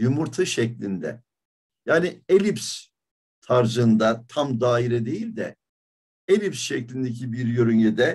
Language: Turkish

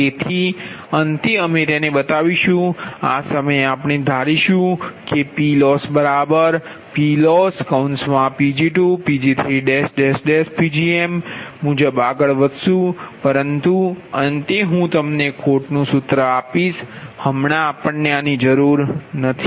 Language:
Gujarati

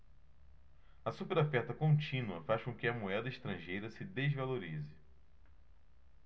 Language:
Portuguese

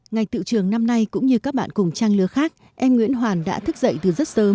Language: Vietnamese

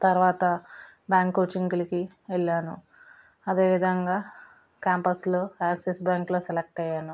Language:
Telugu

